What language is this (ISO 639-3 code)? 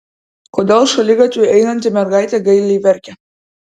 lit